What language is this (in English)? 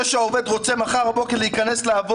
Hebrew